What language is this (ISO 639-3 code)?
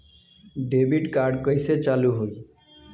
bho